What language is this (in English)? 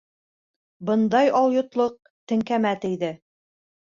Bashkir